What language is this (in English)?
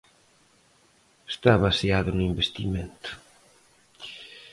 Galician